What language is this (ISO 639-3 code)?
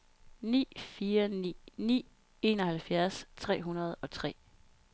dan